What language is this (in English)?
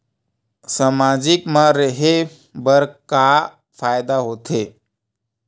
Chhattisgarhi